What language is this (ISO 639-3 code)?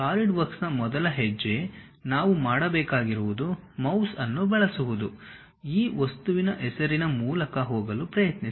kan